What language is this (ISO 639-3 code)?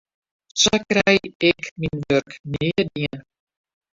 fry